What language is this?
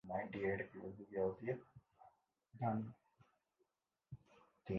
Urdu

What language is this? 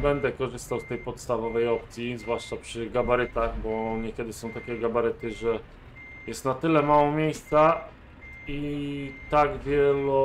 Polish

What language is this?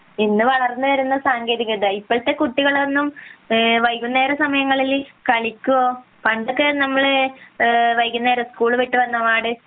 Malayalam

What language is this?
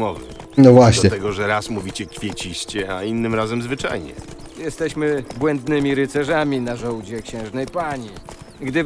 Polish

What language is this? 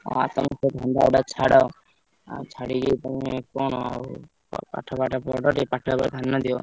Odia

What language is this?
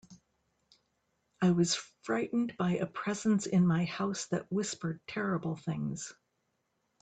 English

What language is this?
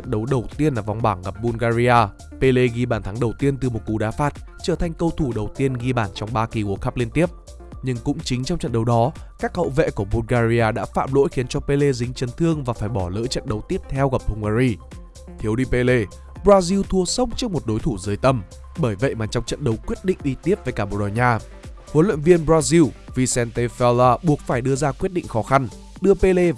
Vietnamese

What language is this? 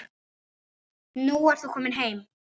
Icelandic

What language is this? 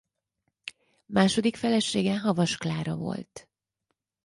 Hungarian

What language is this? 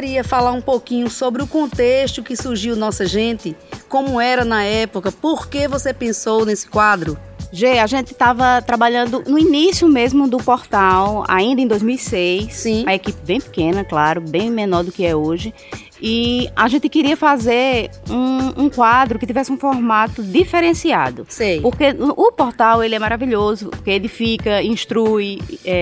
Portuguese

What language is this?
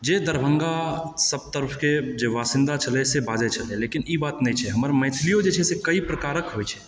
Maithili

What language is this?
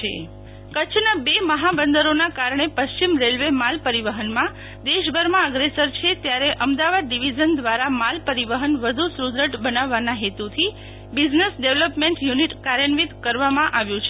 Gujarati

